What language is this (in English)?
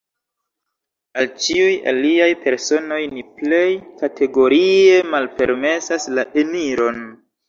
Esperanto